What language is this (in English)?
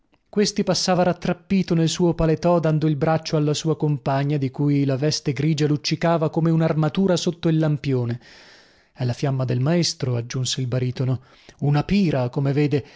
Italian